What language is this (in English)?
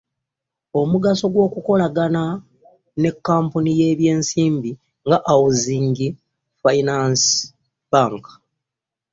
Ganda